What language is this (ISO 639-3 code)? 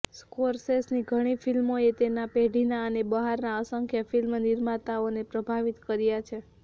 guj